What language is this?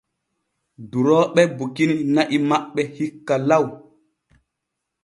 Borgu Fulfulde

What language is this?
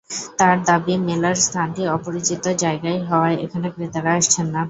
Bangla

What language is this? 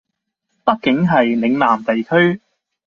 Cantonese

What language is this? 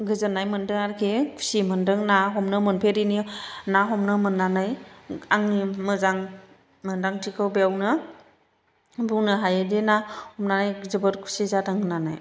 Bodo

